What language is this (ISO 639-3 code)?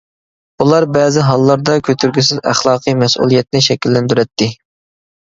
uig